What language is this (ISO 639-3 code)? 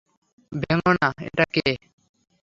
ben